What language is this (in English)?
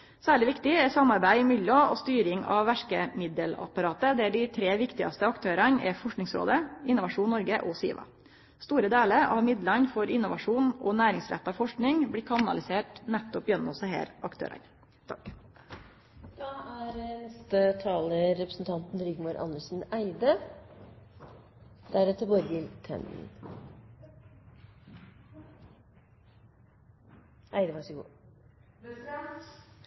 Norwegian